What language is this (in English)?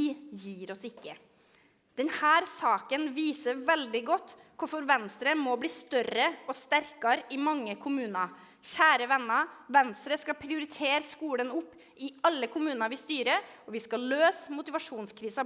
Norwegian